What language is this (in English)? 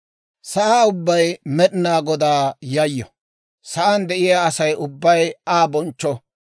Dawro